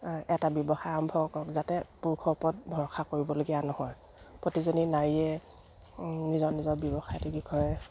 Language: Assamese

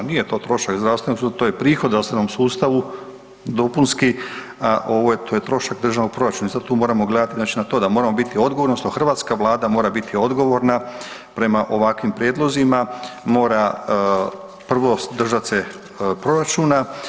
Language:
Croatian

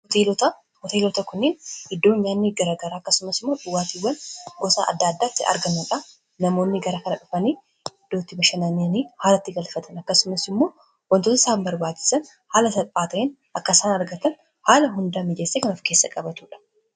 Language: Oromo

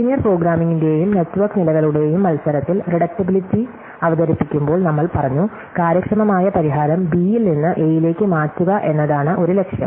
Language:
Malayalam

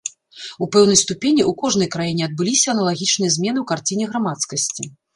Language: Belarusian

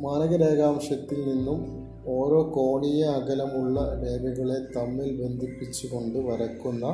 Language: Malayalam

